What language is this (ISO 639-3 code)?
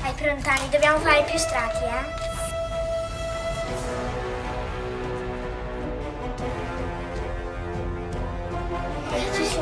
ita